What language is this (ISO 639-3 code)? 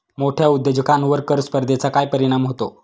mar